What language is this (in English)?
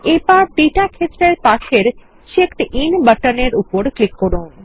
Bangla